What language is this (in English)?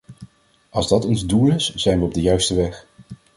Dutch